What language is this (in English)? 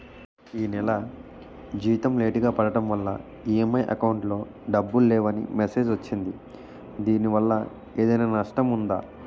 Telugu